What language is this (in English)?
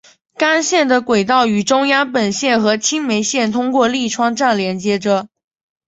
Chinese